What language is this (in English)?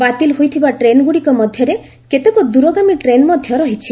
Odia